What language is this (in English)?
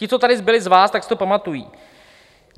Czech